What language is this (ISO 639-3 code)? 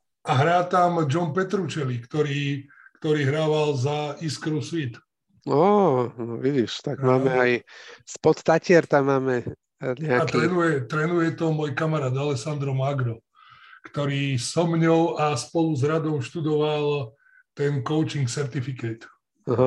slk